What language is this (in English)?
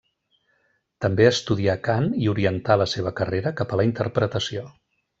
Catalan